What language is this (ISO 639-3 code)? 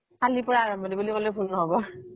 asm